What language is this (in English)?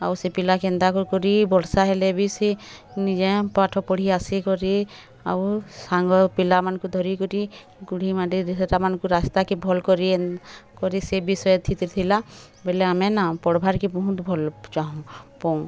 Odia